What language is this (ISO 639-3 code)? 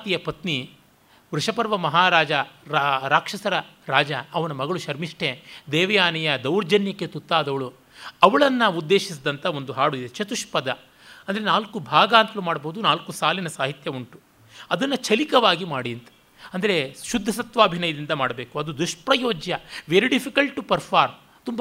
kan